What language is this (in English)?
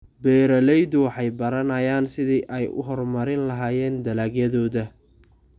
Somali